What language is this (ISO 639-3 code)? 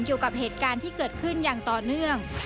tha